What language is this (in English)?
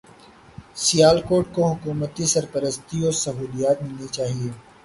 Urdu